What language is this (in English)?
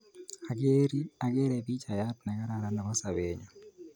Kalenjin